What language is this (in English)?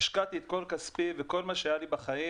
Hebrew